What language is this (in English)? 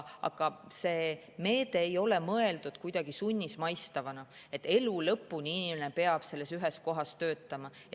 Estonian